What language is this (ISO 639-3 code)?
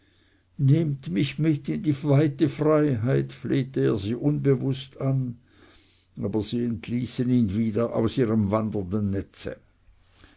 deu